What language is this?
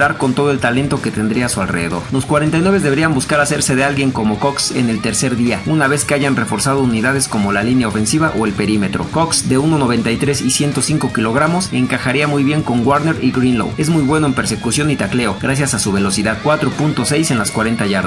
Spanish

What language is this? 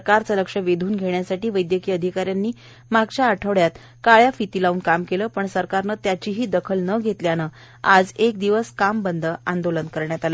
Marathi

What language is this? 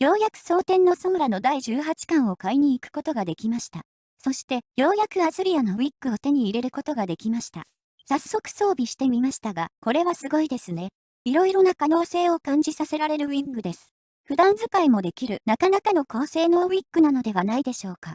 Japanese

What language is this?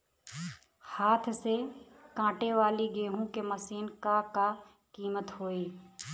Bhojpuri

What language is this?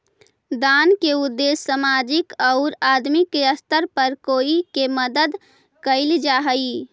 Magahi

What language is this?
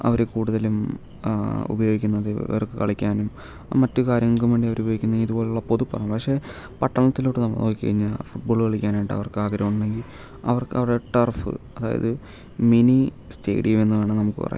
Malayalam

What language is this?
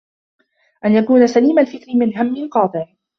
Arabic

